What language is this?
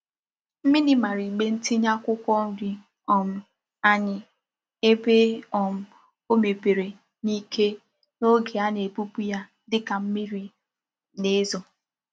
Igbo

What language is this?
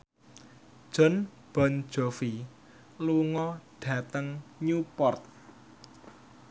Javanese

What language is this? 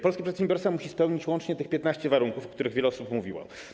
Polish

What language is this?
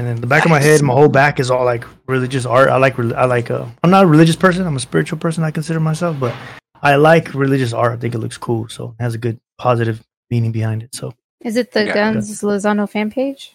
English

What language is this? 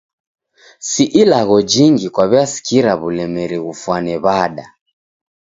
Taita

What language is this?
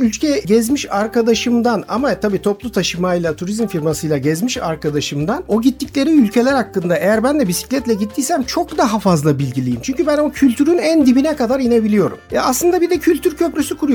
Turkish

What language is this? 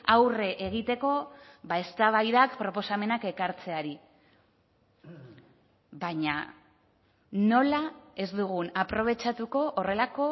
Basque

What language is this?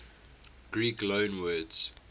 English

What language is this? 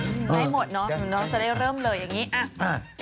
Thai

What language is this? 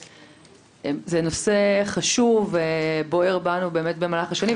Hebrew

